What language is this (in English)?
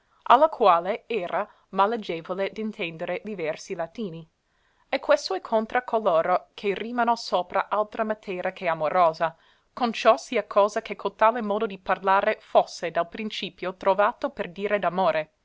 Italian